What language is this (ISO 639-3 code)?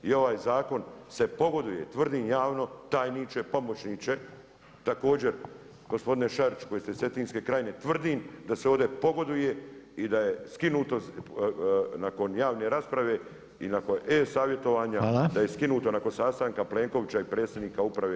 hrv